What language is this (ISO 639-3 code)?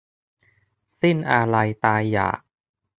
tha